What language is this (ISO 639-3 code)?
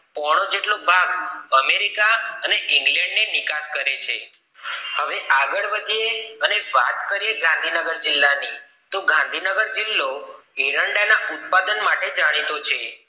guj